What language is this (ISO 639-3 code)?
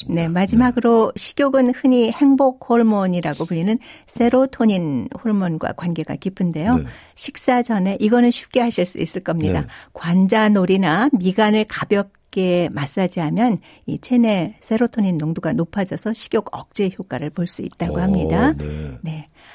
kor